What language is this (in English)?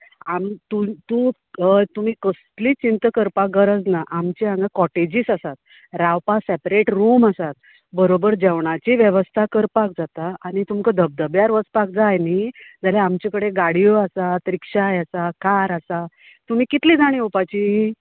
Konkani